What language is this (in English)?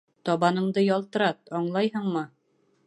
Bashkir